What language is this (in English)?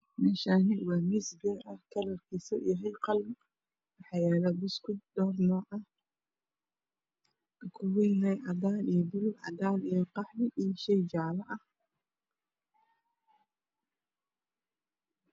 Somali